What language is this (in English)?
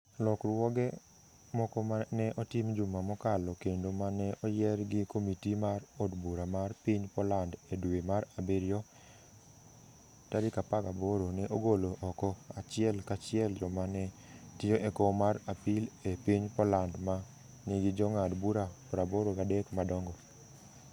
Luo (Kenya and Tanzania)